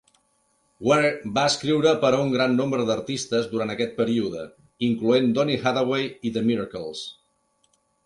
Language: Catalan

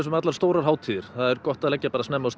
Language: Icelandic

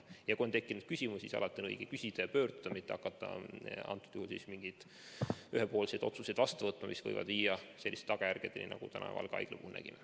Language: Estonian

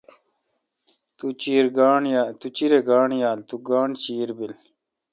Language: Kalkoti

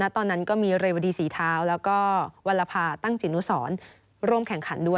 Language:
Thai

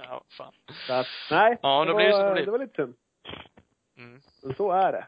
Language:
Swedish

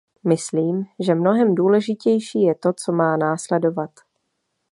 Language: Czech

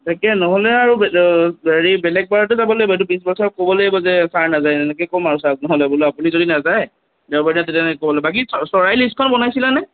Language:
Assamese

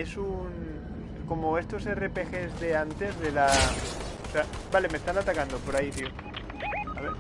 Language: Spanish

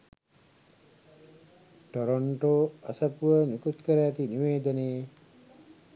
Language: Sinhala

